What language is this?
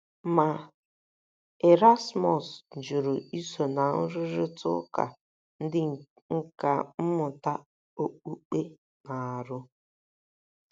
Igbo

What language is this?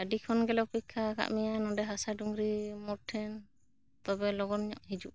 Santali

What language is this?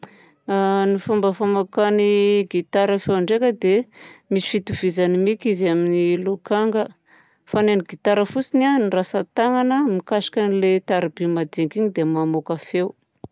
Southern Betsimisaraka Malagasy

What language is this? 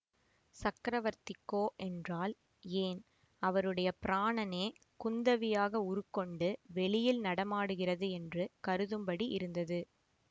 Tamil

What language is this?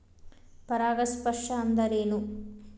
Kannada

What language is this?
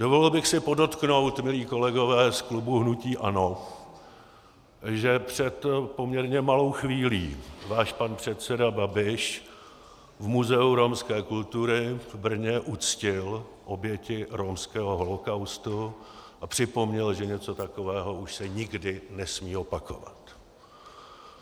Czech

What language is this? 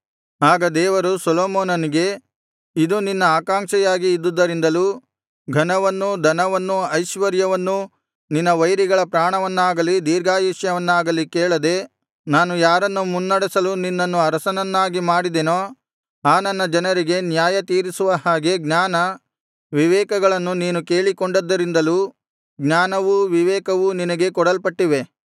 Kannada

